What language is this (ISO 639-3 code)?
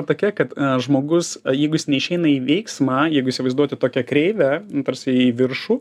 lit